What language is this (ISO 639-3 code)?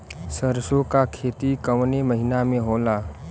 bho